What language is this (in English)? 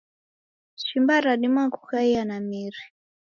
Taita